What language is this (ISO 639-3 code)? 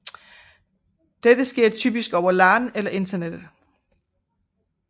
dan